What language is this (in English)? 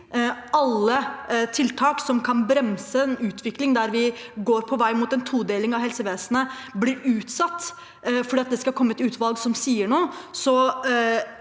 Norwegian